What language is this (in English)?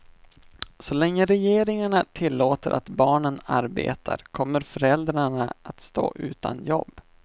Swedish